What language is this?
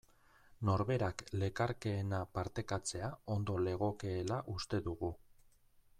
Basque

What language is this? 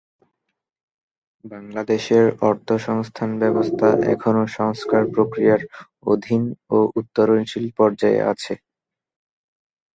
Bangla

